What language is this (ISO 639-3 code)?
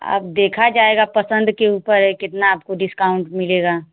hin